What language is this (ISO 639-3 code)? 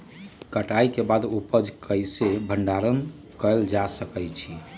mag